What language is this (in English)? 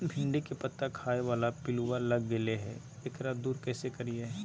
Magahi